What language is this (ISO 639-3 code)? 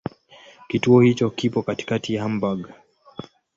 swa